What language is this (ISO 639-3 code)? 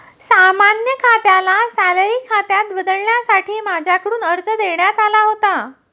mar